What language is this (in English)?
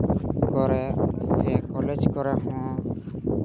Santali